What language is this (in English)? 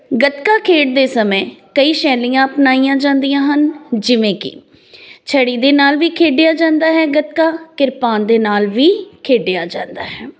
Punjabi